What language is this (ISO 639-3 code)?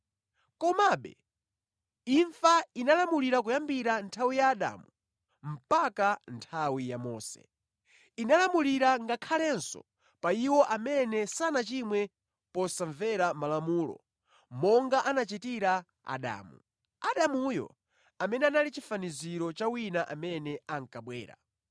nya